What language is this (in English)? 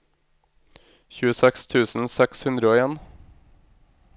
Norwegian